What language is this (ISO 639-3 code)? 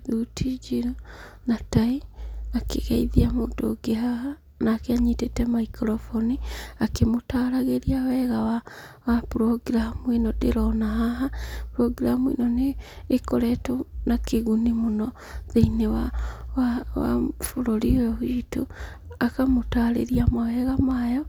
kik